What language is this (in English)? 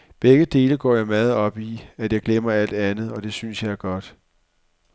Danish